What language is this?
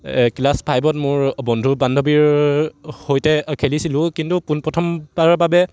Assamese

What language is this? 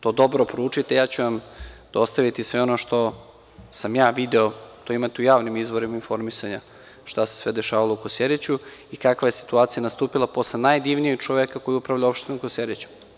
Serbian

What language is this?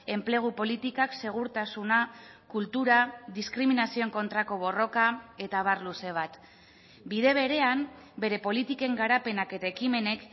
Basque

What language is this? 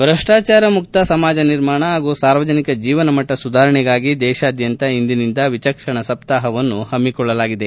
Kannada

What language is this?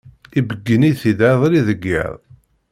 Kabyle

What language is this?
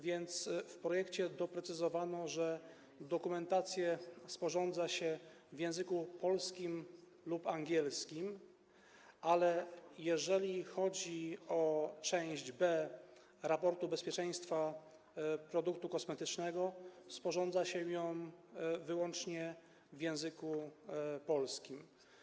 Polish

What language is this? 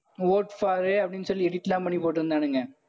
Tamil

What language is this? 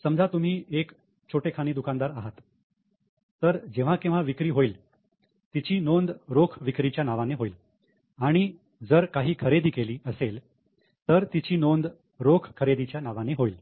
Marathi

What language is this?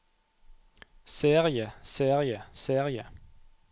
Norwegian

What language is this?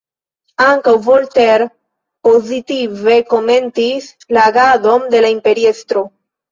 Esperanto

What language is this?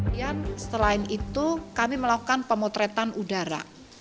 Indonesian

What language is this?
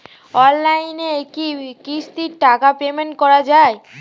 Bangla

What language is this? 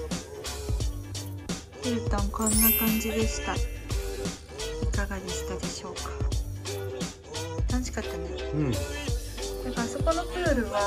Japanese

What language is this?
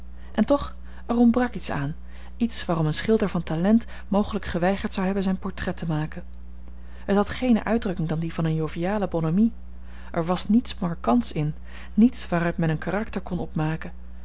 Dutch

